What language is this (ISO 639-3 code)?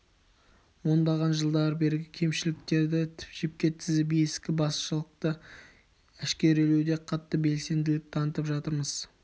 kaz